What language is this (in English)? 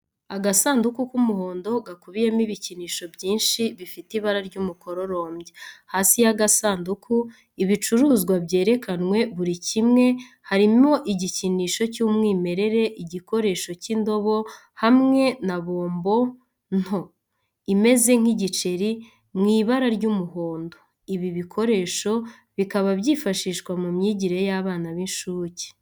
Kinyarwanda